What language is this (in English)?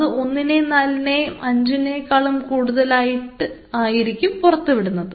Malayalam